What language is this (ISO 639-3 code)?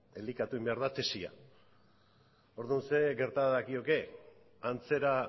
eus